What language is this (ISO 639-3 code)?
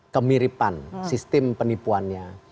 ind